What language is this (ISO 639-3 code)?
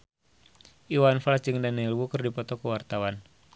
sun